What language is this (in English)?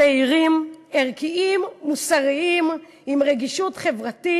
Hebrew